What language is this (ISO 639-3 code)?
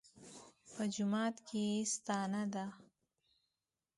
pus